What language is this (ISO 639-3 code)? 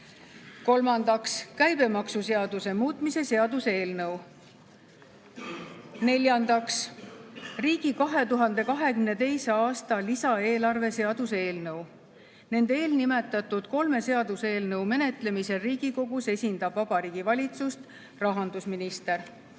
est